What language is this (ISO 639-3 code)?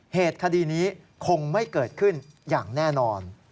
tha